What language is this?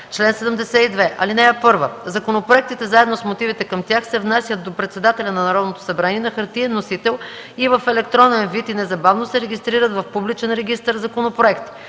Bulgarian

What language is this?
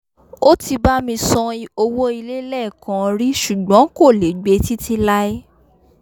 Yoruba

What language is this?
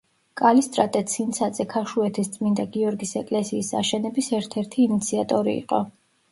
Georgian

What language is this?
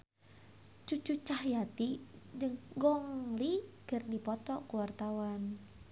Sundanese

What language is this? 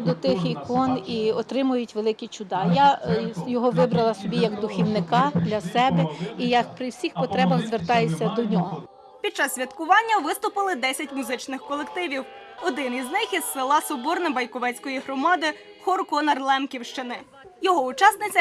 Ukrainian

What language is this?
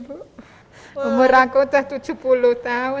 Indonesian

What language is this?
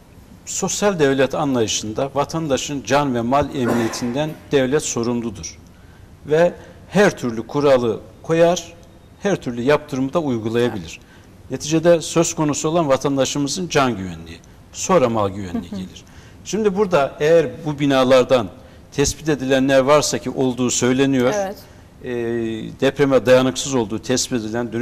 Turkish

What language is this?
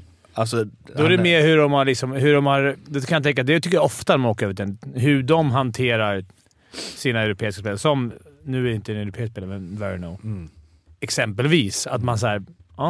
Swedish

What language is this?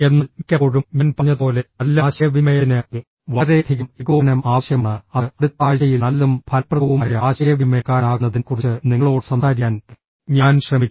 Malayalam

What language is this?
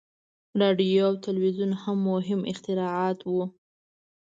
Pashto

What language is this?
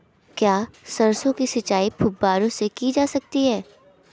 Hindi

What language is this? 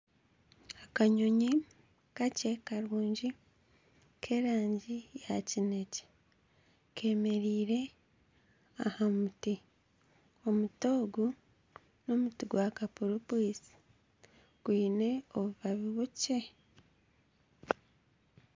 Nyankole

